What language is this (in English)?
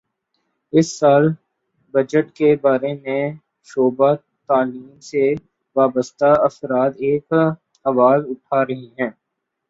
Urdu